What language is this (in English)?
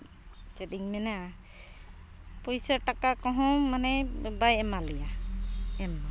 Santali